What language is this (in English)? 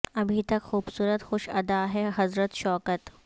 Urdu